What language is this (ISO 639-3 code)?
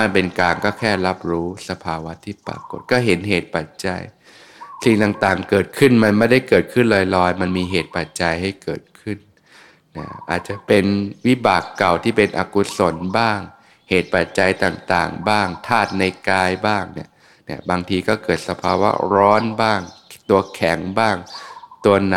tha